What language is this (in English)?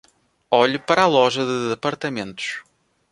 Portuguese